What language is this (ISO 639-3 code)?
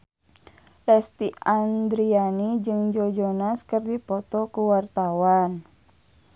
sun